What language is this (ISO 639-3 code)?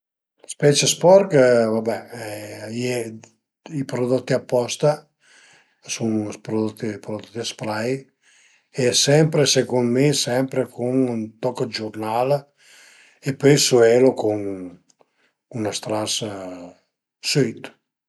pms